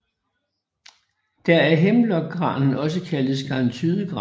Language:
Danish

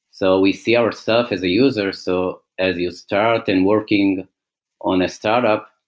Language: English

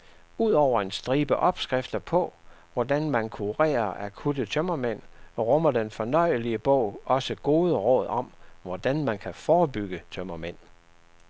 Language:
Danish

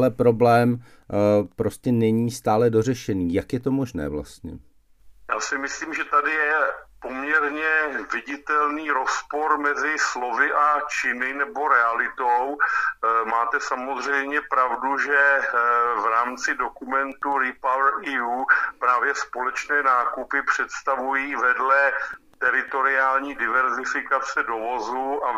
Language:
Czech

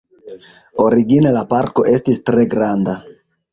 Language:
Esperanto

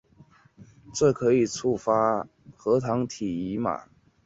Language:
Chinese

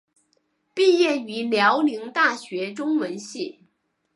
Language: Chinese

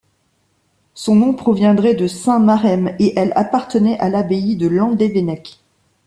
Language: French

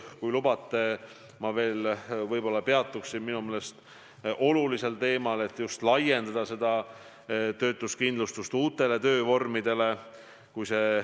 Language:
Estonian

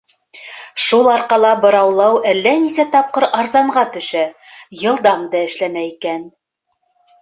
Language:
Bashkir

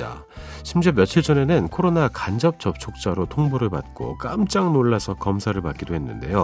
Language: Korean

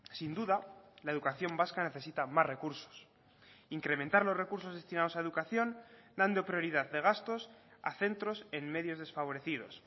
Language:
Spanish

